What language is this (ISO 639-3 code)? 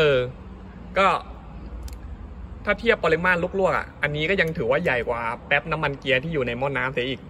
tha